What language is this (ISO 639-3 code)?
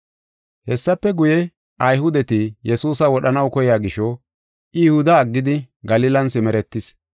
gof